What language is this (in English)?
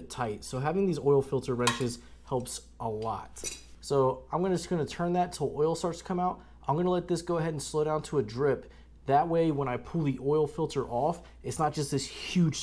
English